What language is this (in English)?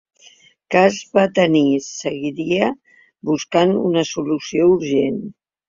Catalan